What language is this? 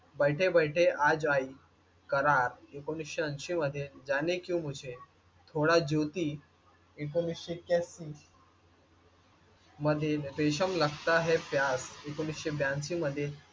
Marathi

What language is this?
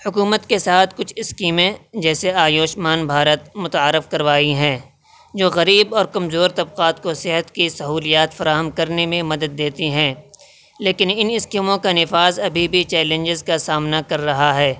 Urdu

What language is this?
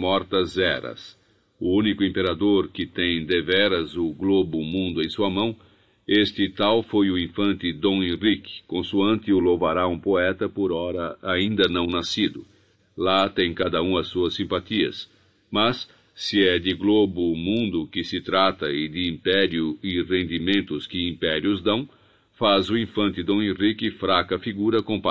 Portuguese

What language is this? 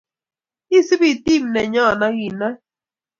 Kalenjin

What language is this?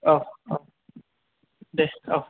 Bodo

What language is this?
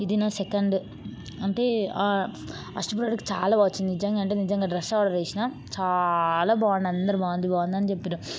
Telugu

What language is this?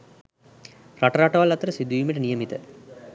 Sinhala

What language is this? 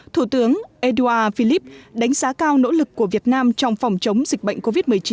Vietnamese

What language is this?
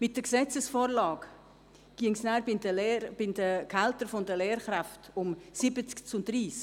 Swiss German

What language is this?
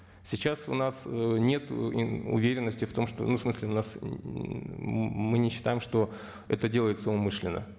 Kazakh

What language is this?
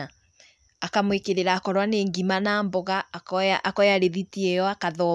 Kikuyu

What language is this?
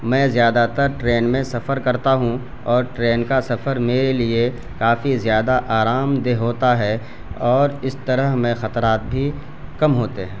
Urdu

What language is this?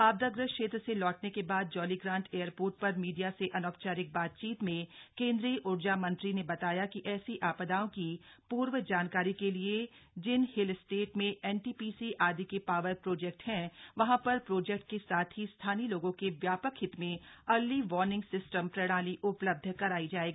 Hindi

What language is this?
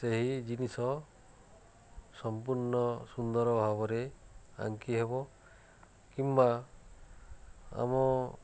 Odia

